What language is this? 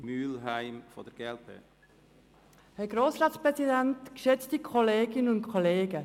Swiss German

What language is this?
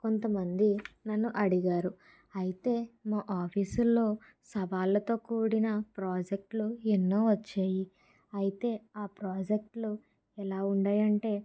Telugu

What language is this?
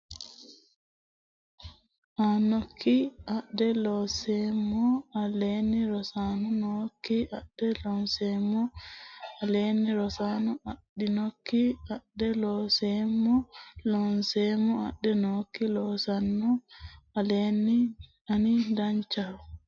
Sidamo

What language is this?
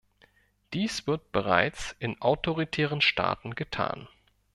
German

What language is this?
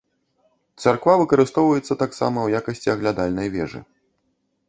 Belarusian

